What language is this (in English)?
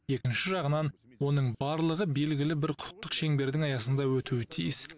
Kazakh